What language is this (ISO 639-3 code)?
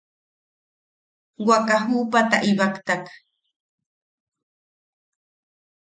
yaq